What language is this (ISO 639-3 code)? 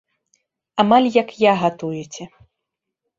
bel